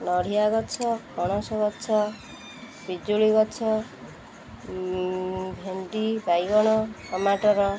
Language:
Odia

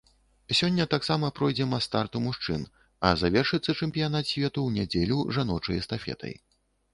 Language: Belarusian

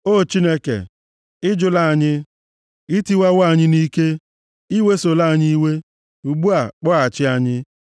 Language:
Igbo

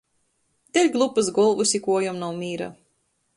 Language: Latgalian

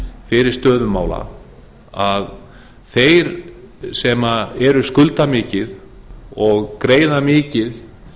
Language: Icelandic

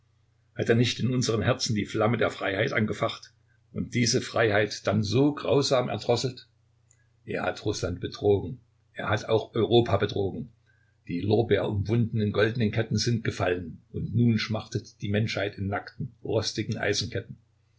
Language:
German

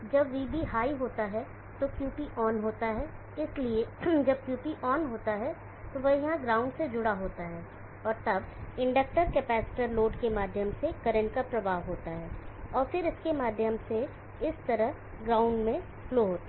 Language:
Hindi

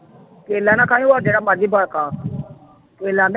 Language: Punjabi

